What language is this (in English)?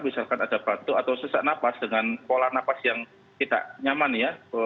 Indonesian